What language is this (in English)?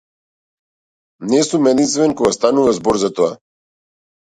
Macedonian